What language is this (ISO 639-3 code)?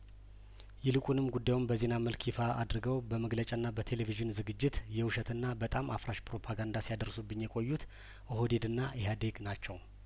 amh